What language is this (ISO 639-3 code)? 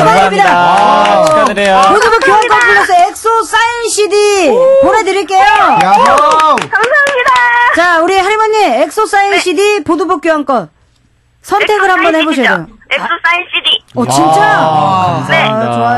kor